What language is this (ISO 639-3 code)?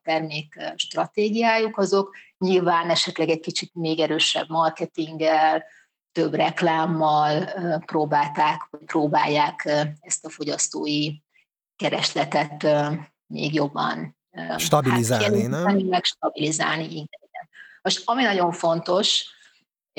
hun